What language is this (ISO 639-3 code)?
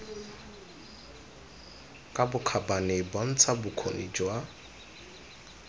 tsn